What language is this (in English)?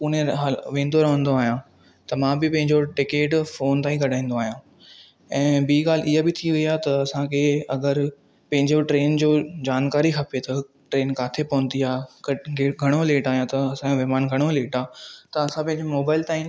Sindhi